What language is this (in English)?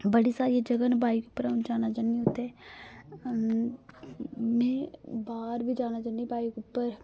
Dogri